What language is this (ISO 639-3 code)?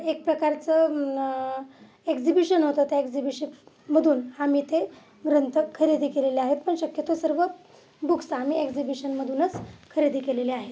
mar